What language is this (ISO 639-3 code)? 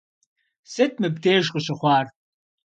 kbd